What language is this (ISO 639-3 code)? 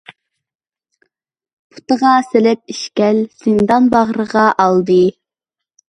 uig